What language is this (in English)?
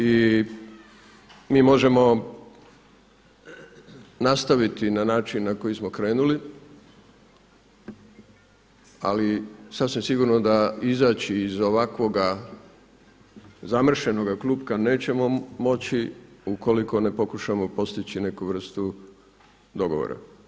Croatian